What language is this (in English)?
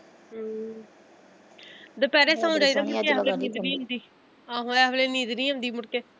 Punjabi